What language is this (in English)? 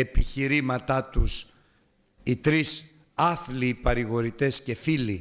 Greek